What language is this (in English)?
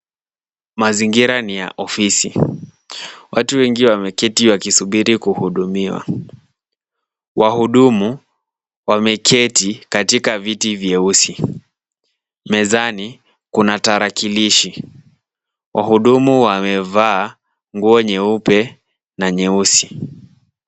Swahili